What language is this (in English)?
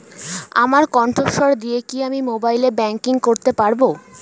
Bangla